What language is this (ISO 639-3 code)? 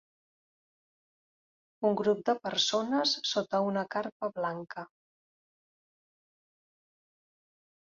cat